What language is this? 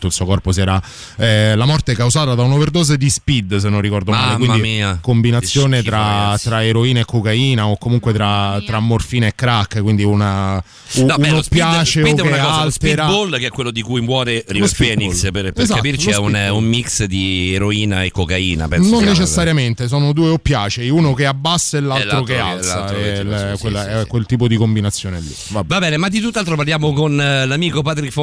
Italian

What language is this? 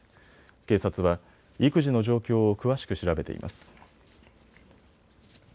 Japanese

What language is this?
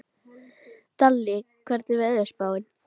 Icelandic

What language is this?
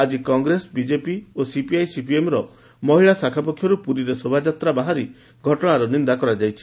Odia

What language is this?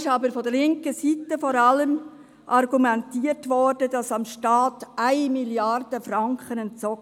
Swiss German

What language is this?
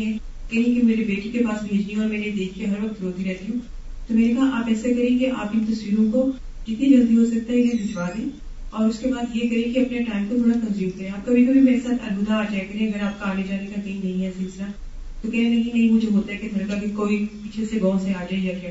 Urdu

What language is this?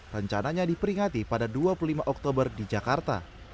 Indonesian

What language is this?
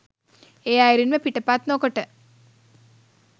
Sinhala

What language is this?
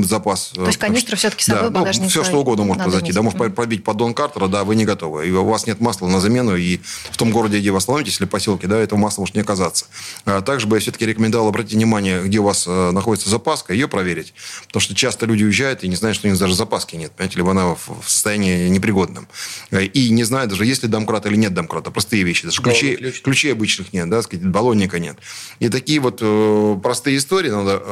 Russian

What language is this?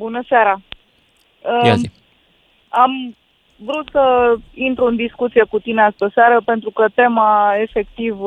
Romanian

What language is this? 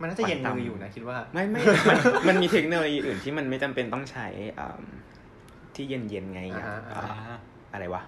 Thai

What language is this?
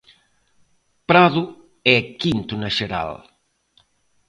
Galician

